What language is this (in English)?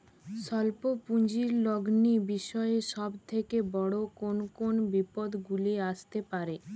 Bangla